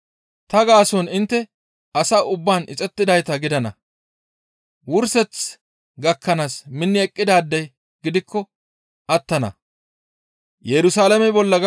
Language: Gamo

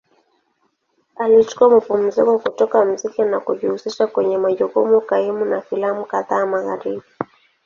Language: Swahili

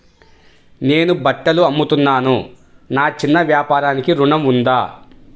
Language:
Telugu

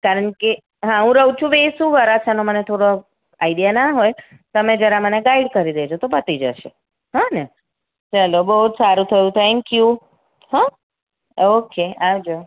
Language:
Gujarati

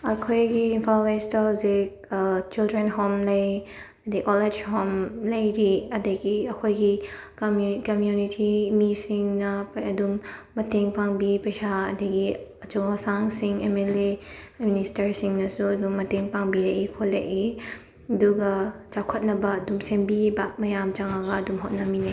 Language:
Manipuri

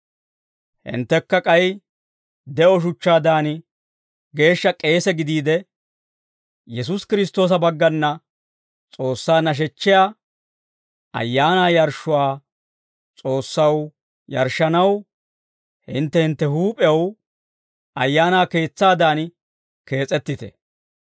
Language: Dawro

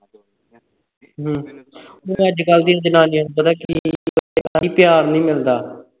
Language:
Punjabi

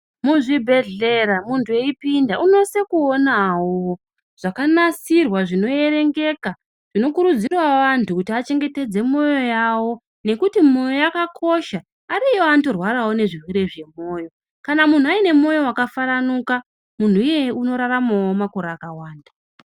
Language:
Ndau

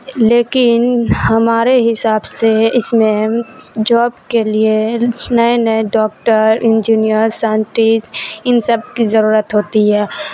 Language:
Urdu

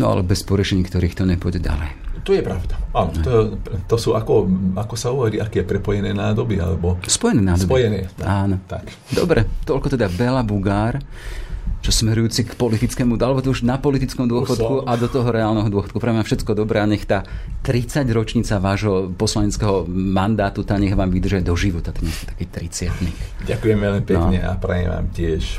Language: Slovak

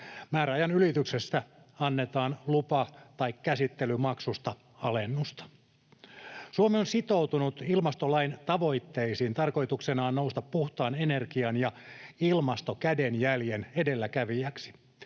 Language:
Finnish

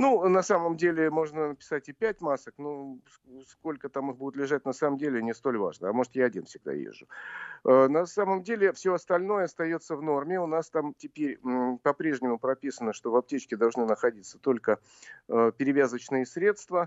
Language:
Russian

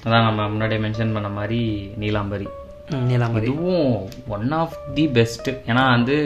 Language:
Tamil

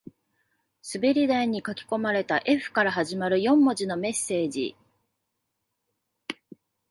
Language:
Japanese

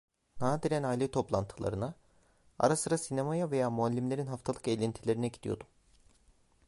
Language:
Turkish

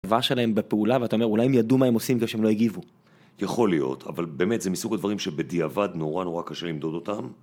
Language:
Hebrew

